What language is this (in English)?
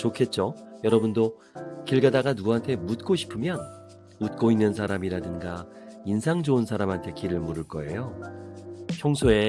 Korean